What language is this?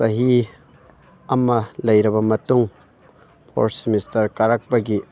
Manipuri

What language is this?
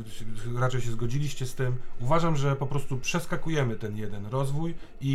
Polish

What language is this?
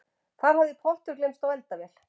Icelandic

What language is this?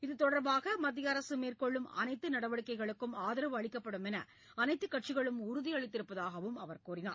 Tamil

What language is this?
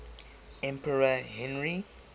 English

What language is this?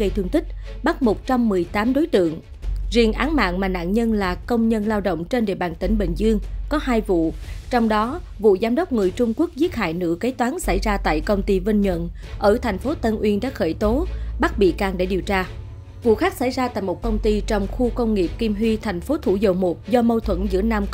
Vietnamese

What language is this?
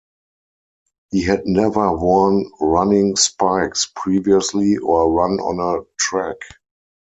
English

